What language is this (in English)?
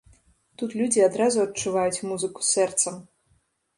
Belarusian